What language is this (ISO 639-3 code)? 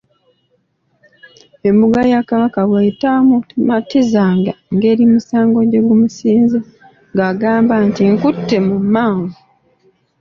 lug